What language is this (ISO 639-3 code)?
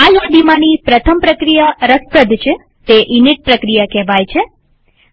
guj